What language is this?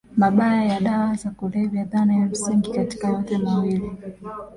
Swahili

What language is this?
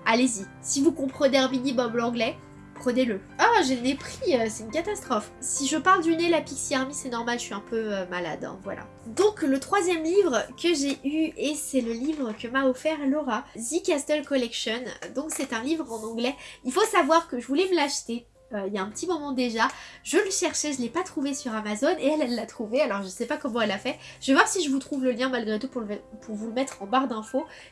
French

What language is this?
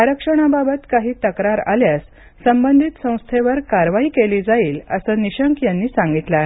Marathi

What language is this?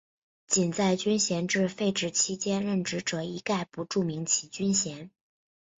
Chinese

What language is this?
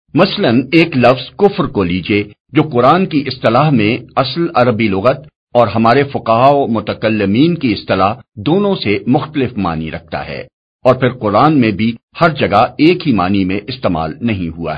Urdu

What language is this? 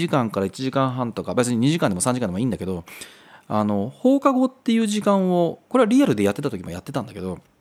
Japanese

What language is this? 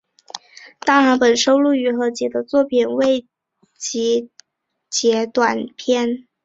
Chinese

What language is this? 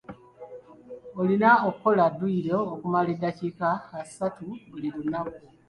Ganda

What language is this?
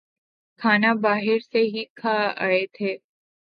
Urdu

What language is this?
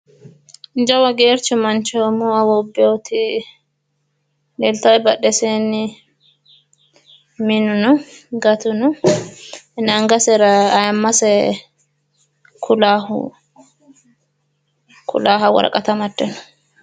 Sidamo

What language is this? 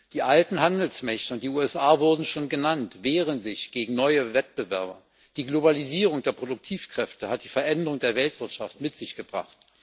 German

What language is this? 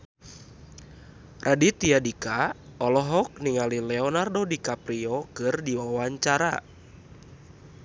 Sundanese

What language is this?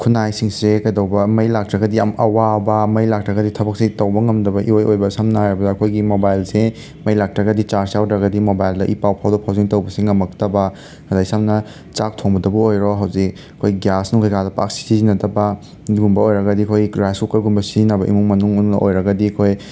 Manipuri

